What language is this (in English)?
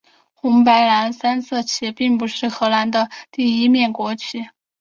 Chinese